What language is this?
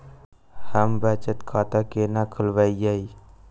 Maithili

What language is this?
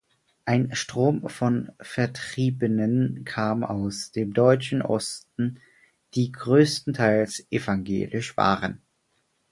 German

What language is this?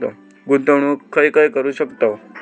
Marathi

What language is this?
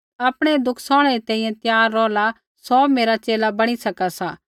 Kullu Pahari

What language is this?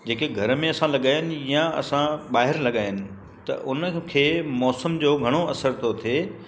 Sindhi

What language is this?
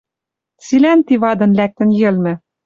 Western Mari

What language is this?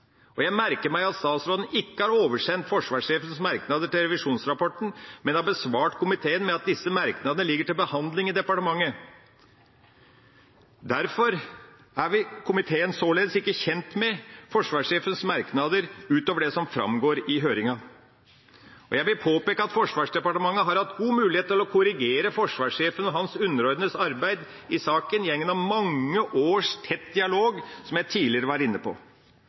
Norwegian Bokmål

